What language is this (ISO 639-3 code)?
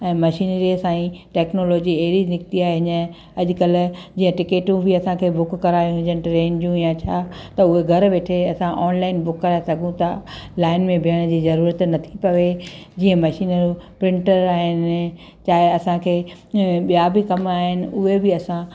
snd